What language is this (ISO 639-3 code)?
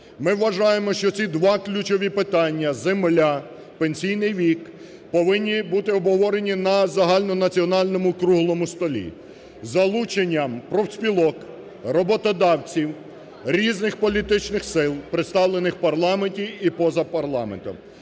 ukr